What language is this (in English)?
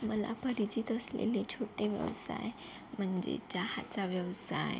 Marathi